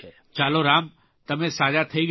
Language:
Gujarati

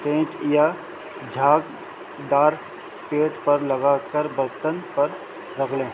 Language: Urdu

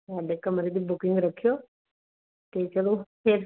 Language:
Punjabi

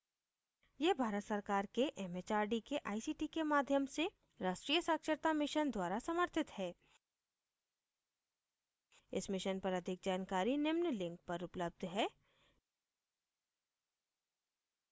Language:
Hindi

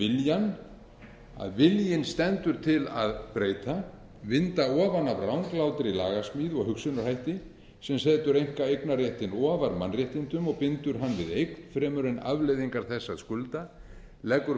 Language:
Icelandic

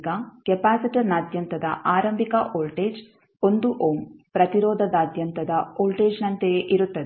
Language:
Kannada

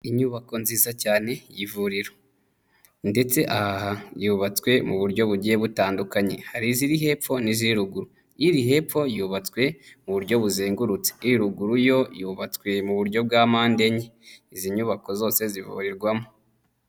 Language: Kinyarwanda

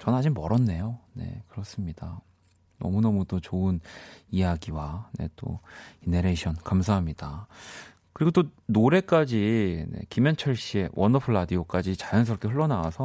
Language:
Korean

